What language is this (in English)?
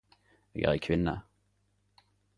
Norwegian Nynorsk